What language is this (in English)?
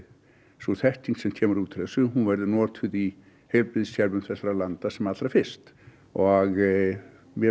Icelandic